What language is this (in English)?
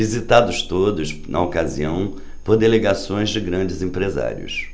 Portuguese